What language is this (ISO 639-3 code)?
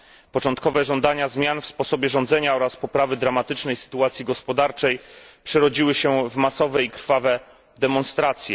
pol